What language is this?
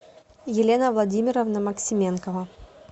Russian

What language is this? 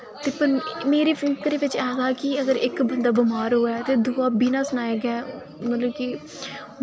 Dogri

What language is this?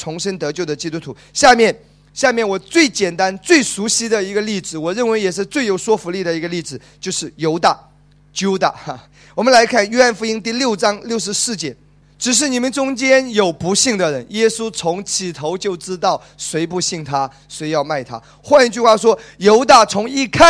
Chinese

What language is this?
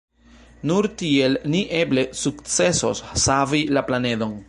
Esperanto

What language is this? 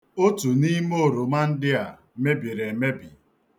Igbo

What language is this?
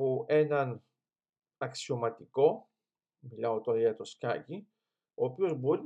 Greek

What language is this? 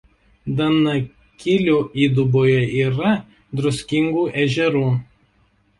Lithuanian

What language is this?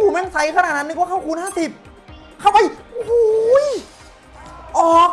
Thai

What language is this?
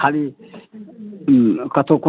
Maithili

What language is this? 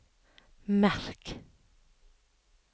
Norwegian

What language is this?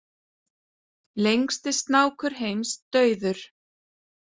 Icelandic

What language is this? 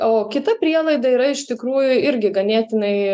Lithuanian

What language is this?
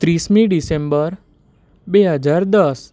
Gujarati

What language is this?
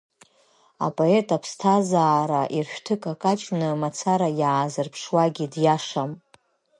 Abkhazian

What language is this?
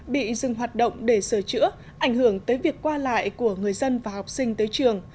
Vietnamese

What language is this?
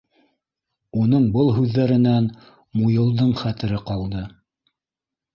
Bashkir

